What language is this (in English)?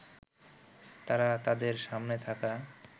Bangla